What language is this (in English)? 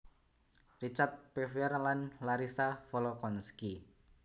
Javanese